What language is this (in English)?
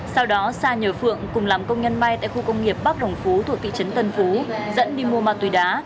Vietnamese